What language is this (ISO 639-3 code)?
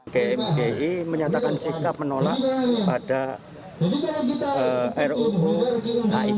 ind